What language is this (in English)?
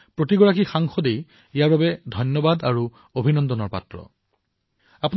Assamese